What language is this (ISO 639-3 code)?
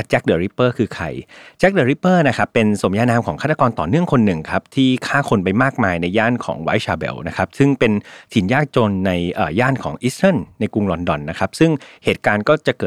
tha